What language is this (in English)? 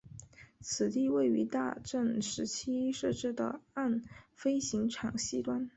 Chinese